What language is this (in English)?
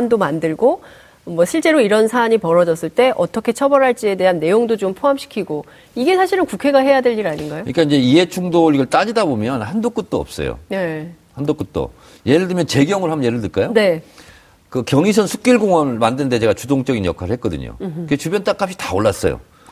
Korean